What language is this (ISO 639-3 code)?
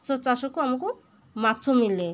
ori